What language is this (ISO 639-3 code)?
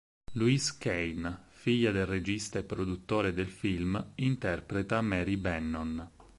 ita